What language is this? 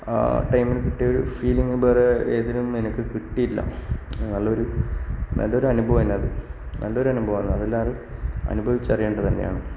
Malayalam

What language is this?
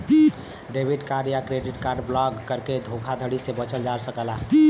Bhojpuri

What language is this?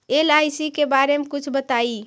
Magahi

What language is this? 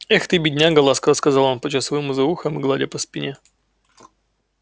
Russian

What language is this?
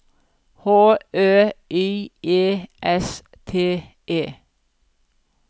Norwegian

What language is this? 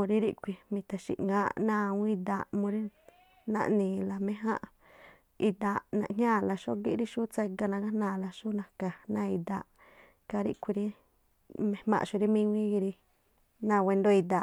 Tlacoapa Me'phaa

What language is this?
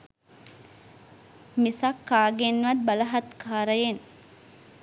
Sinhala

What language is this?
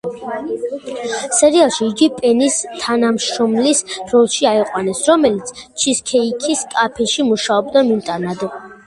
Georgian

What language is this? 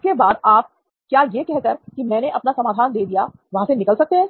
Hindi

